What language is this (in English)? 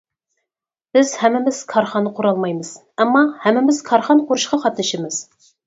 Uyghur